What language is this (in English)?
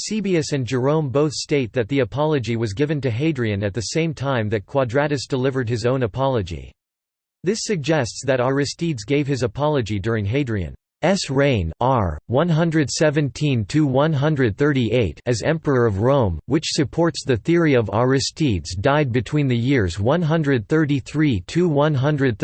English